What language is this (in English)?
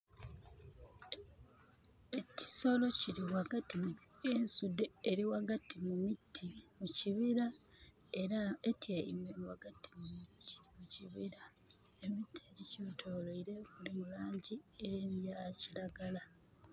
Soga